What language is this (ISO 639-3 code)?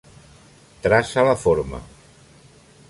cat